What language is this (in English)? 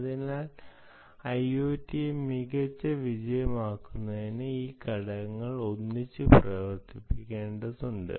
Malayalam